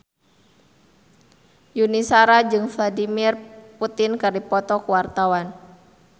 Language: Sundanese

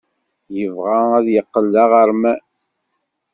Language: Kabyle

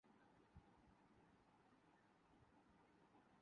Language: Urdu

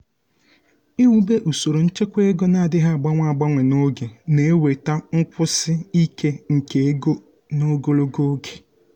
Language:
Igbo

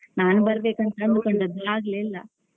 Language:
Kannada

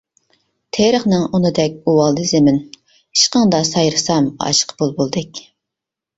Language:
Uyghur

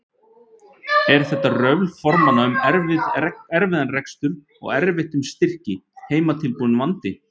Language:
Icelandic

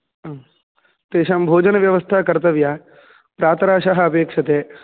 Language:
Sanskrit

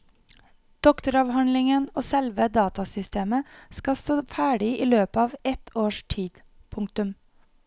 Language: Norwegian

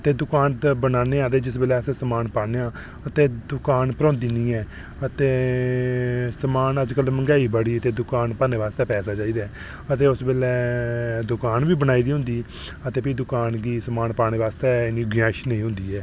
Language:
Dogri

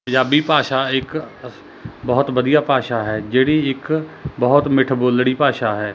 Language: Punjabi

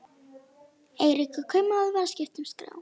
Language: Icelandic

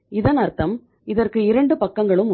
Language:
Tamil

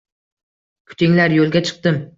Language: Uzbek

